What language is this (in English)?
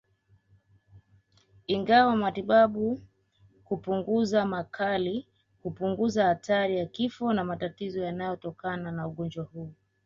Swahili